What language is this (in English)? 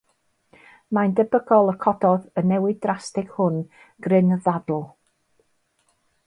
Welsh